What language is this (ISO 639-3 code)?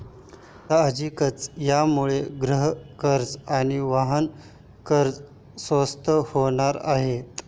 mar